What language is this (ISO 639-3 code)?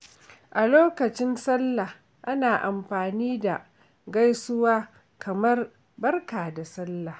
hau